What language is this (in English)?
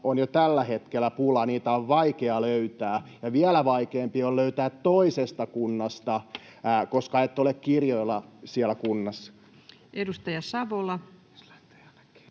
Finnish